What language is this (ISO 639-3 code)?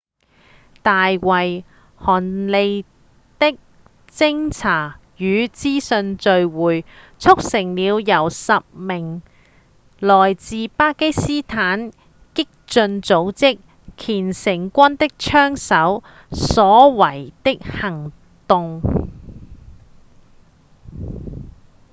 yue